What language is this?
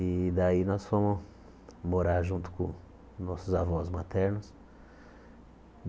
Portuguese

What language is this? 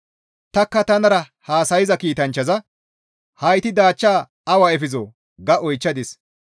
Gamo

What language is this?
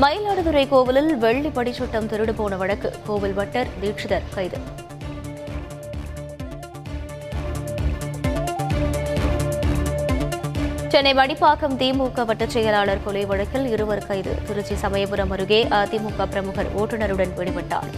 Tamil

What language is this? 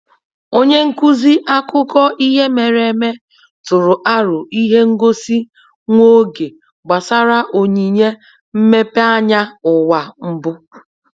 Igbo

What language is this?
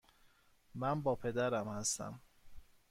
Persian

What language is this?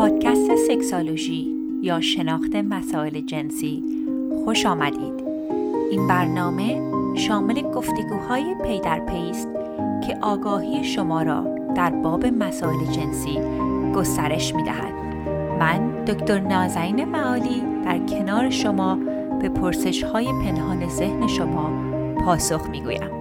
Persian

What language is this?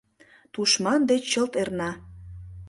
Mari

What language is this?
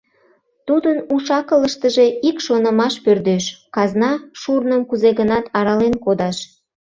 Mari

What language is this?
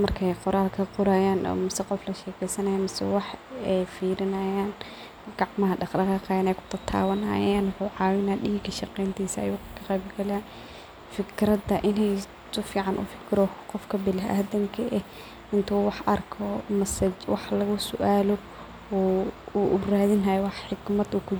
Somali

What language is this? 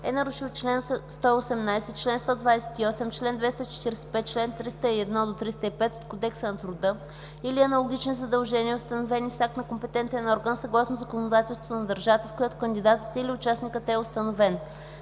Bulgarian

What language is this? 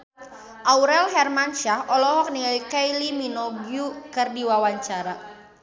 Sundanese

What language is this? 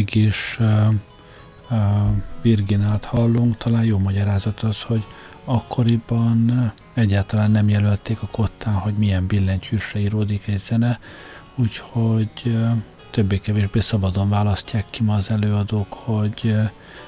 Hungarian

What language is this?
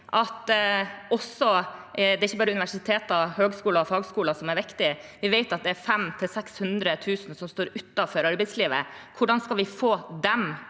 Norwegian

